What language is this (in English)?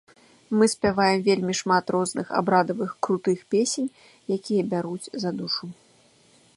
Belarusian